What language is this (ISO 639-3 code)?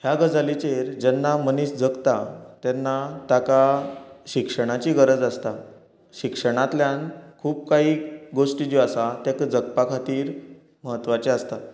kok